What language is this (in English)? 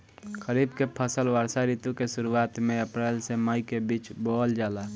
Bhojpuri